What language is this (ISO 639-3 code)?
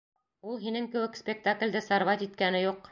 bak